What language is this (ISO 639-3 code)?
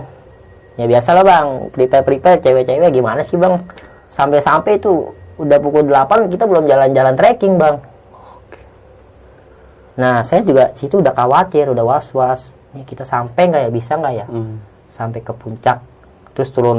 ind